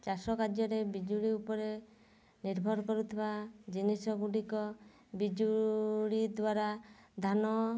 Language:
Odia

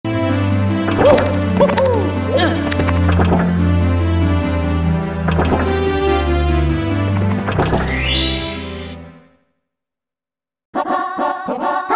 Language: Japanese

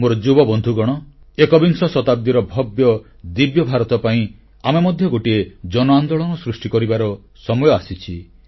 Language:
Odia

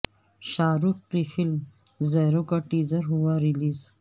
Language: Urdu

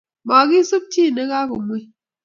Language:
Kalenjin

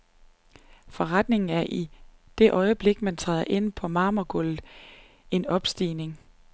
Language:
Danish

